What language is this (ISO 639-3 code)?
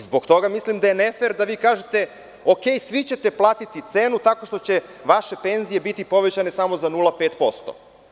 srp